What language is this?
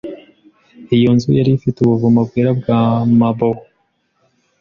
Kinyarwanda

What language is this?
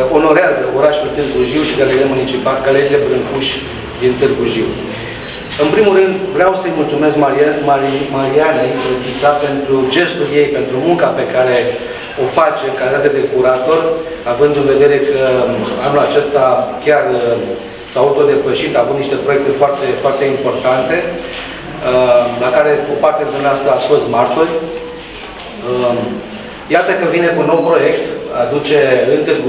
Romanian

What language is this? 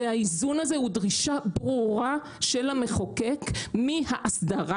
Hebrew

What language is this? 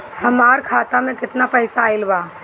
Bhojpuri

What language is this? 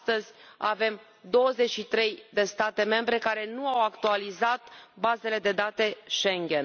Romanian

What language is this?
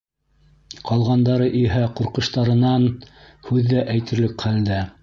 Bashkir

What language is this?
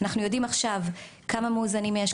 Hebrew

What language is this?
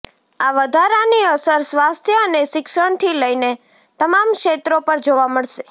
Gujarati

